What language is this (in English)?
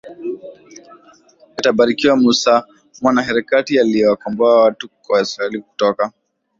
Swahili